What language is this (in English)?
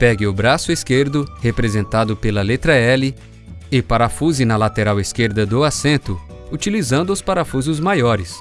Portuguese